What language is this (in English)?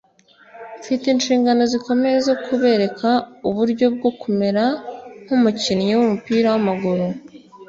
Kinyarwanda